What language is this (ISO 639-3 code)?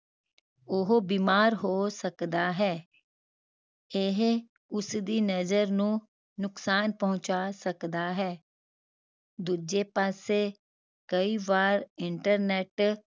pan